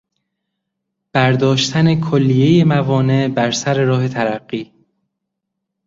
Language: Persian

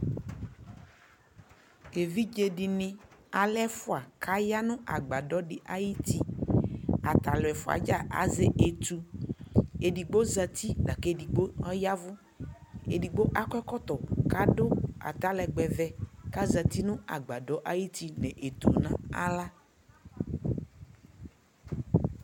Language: Ikposo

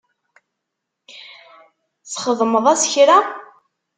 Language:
Kabyle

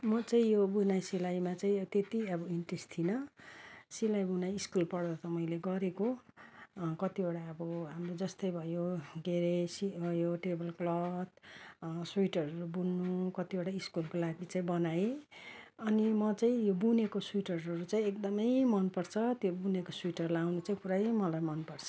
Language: Nepali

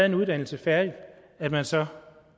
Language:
Danish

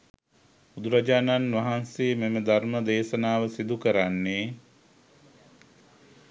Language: Sinhala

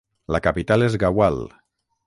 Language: Catalan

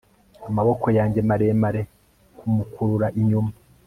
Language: Kinyarwanda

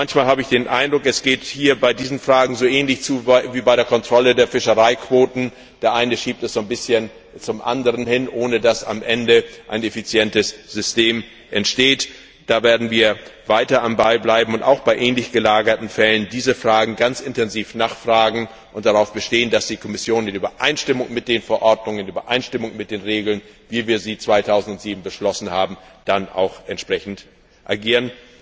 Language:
German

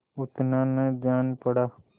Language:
Hindi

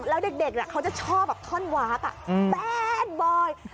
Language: Thai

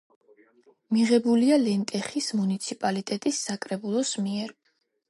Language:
Georgian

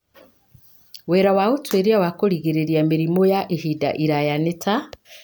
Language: Kikuyu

